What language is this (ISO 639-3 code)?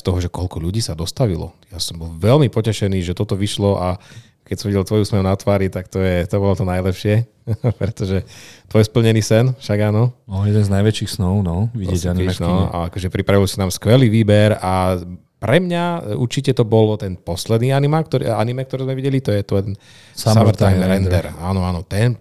slk